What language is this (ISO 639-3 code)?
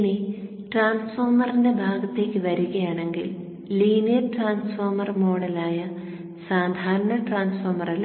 mal